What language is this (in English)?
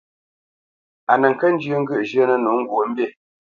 Bamenyam